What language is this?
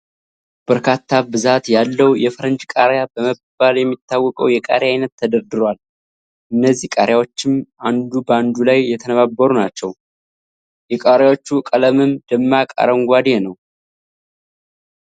Amharic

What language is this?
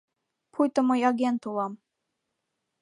Mari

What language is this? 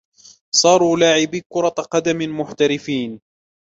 Arabic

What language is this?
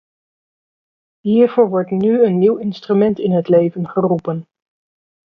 Dutch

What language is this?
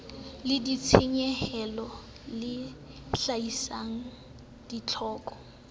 Southern Sotho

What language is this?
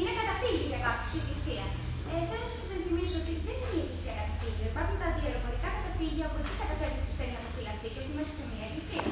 Greek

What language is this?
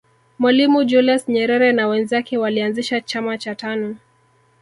Swahili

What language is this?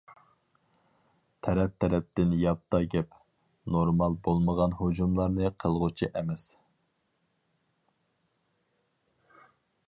Uyghur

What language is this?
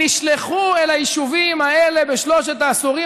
Hebrew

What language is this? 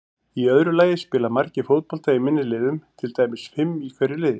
Icelandic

